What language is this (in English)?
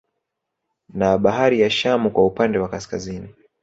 Swahili